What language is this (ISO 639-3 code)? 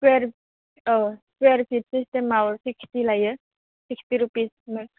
brx